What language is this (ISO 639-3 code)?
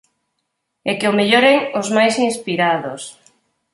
glg